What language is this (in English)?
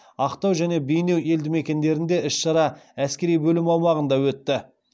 Kazakh